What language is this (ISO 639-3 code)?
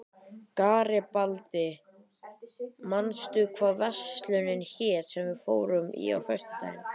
isl